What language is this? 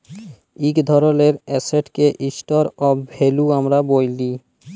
Bangla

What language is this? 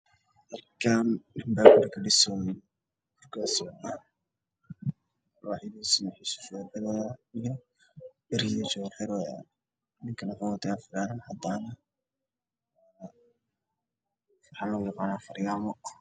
Somali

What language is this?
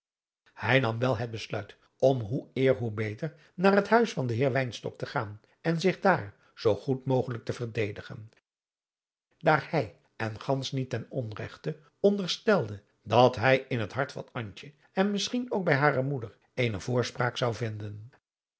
Dutch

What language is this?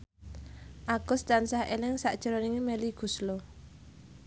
Javanese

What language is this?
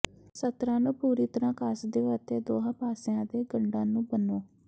Punjabi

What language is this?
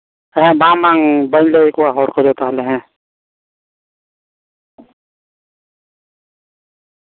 Santali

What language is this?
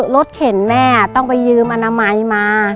Thai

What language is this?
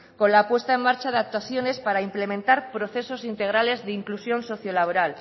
Spanish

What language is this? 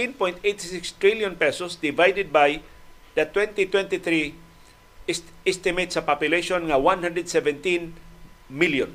Filipino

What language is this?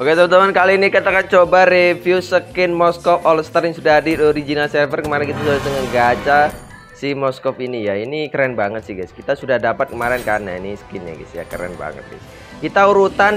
Indonesian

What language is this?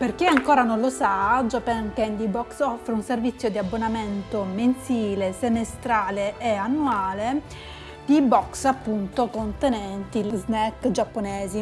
Italian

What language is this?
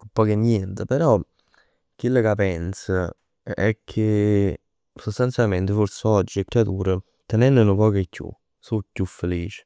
Neapolitan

